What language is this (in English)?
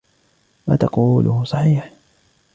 Arabic